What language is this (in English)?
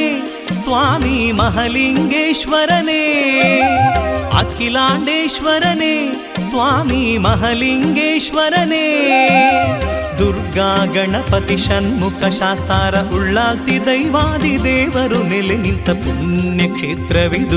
Kannada